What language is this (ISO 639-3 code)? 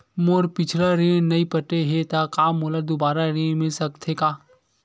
hne